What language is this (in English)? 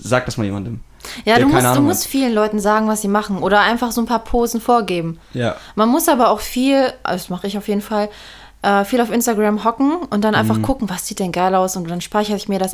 German